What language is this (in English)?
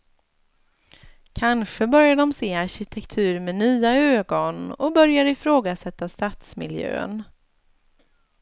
Swedish